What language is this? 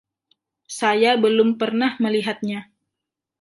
Indonesian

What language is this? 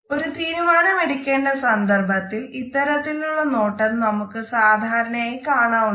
Malayalam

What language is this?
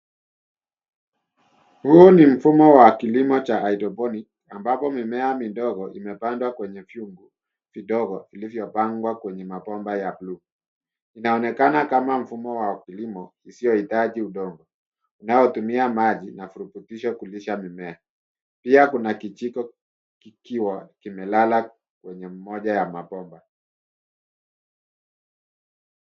Swahili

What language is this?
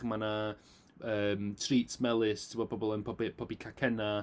Welsh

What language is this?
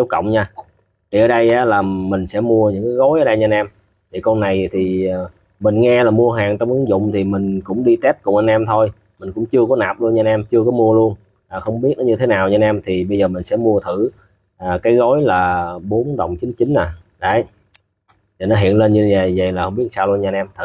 Vietnamese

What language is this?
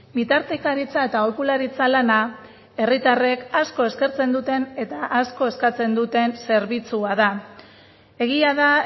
Basque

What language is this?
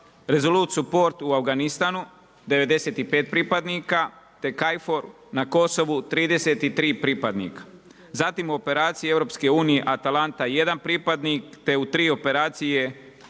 Croatian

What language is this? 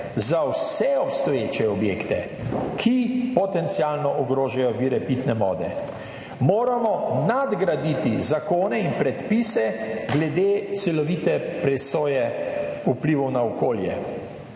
Slovenian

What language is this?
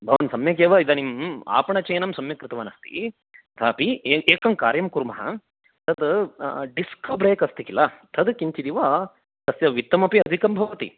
Sanskrit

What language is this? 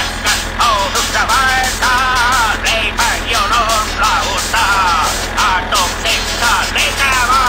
Finnish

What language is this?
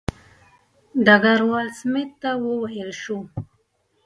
Pashto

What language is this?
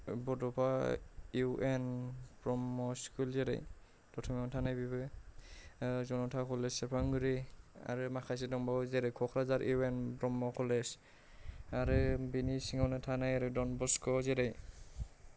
Bodo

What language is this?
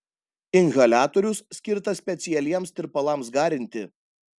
Lithuanian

